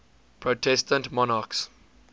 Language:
English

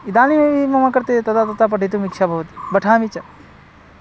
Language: Sanskrit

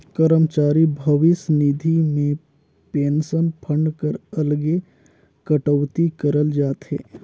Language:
Chhattisgarhi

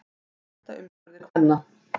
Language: Icelandic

